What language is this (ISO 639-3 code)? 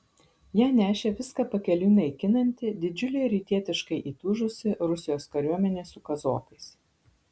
lit